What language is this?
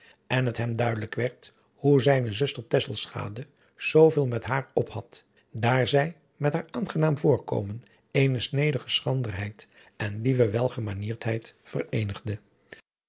Dutch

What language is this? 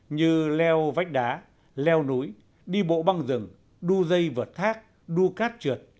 Vietnamese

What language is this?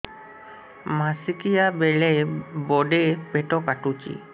Odia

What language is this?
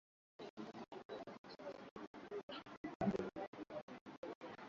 Swahili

